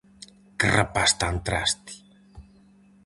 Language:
Galician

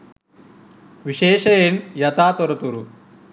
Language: Sinhala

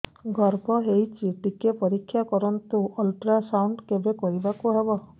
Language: Odia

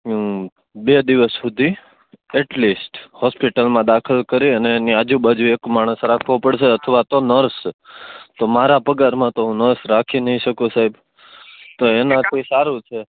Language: Gujarati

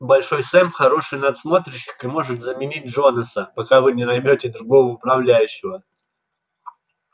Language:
Russian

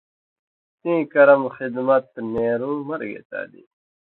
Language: Indus Kohistani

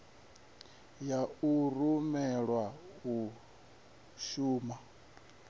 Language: Venda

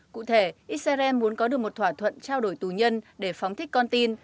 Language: Vietnamese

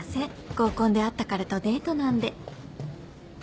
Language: Japanese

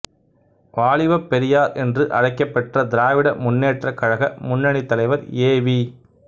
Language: Tamil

